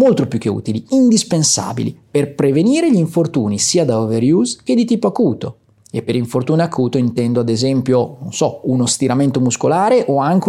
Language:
Italian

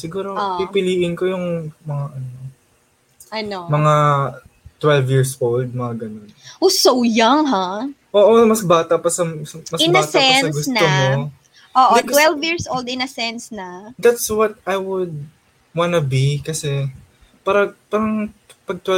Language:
Filipino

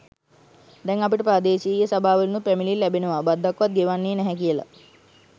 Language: Sinhala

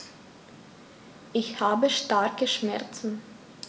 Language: German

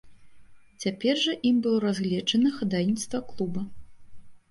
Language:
Belarusian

